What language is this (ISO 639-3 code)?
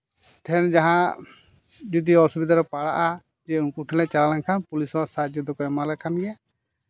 sat